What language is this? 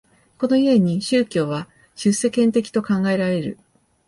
Japanese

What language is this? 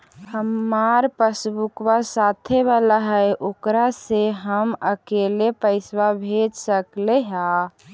Magahi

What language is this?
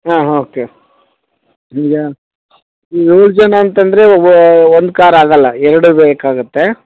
Kannada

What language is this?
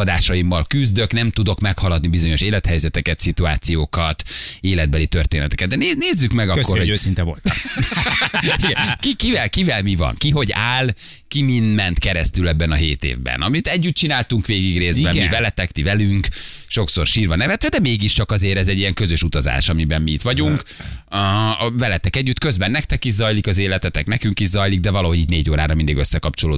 Hungarian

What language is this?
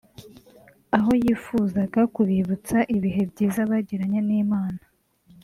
Kinyarwanda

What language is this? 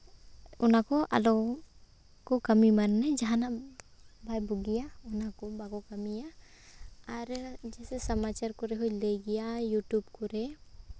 Santali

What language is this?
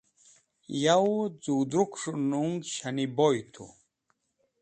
Wakhi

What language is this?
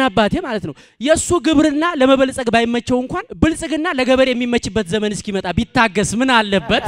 Indonesian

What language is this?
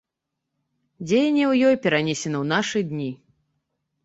Belarusian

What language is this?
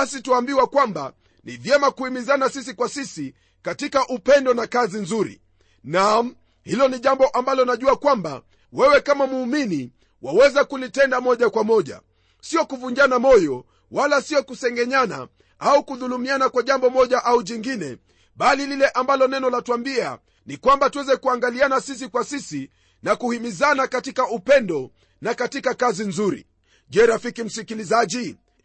Swahili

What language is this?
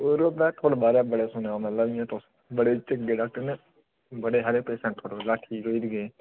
Dogri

